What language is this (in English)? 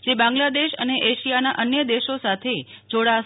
Gujarati